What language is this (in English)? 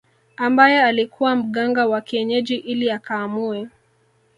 Swahili